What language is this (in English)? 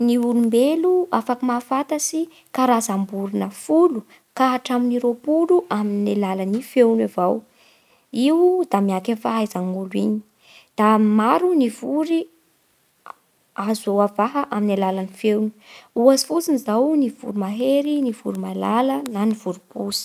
Bara Malagasy